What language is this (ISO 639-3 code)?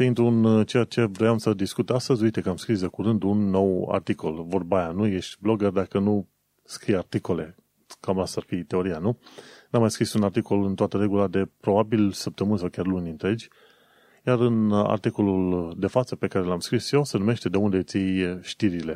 ron